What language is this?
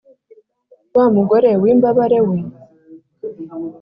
Kinyarwanda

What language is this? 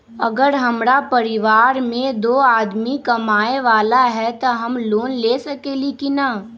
Magahi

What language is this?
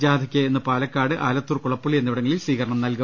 Malayalam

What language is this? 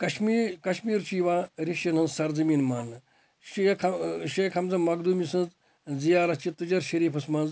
Kashmiri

